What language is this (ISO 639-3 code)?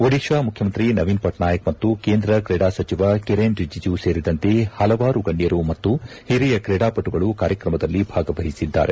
kan